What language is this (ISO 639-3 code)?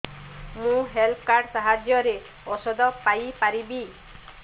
ori